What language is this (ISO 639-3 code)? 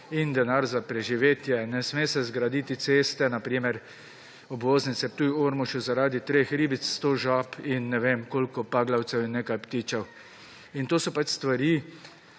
slv